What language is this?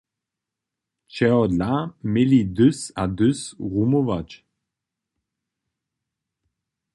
Upper Sorbian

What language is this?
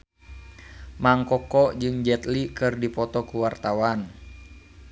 Sundanese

